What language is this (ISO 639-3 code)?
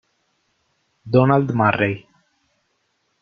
ita